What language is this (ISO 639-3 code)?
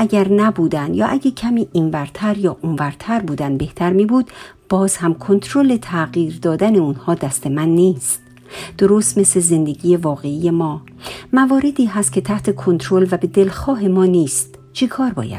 fas